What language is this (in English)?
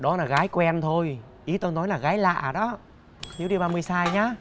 Vietnamese